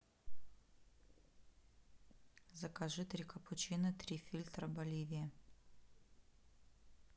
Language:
Russian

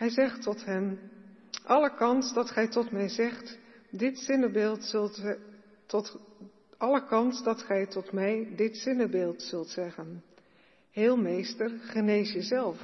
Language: Dutch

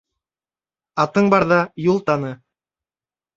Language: Bashkir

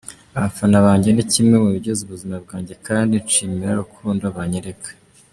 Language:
Kinyarwanda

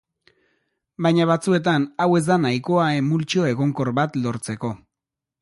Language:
Basque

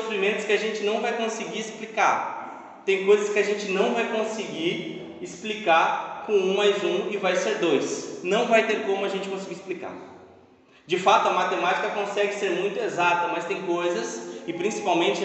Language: Portuguese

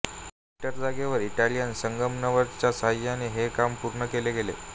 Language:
Marathi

